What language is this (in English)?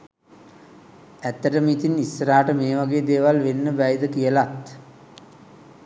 Sinhala